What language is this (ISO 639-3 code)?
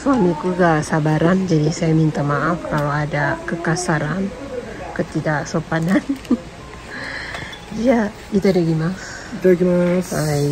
ind